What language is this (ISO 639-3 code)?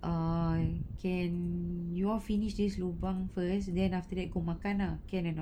eng